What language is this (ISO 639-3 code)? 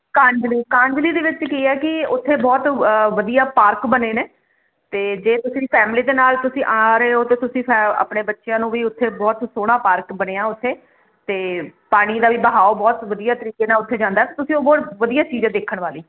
pan